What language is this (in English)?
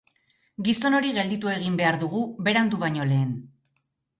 Basque